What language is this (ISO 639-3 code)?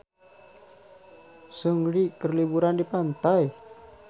sun